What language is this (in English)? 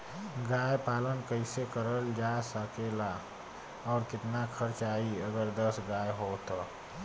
Bhojpuri